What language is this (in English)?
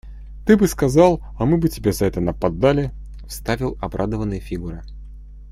Russian